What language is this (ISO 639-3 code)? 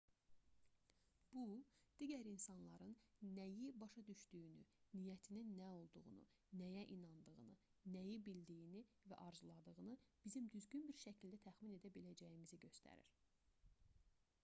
aze